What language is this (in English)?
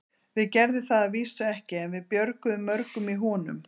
Icelandic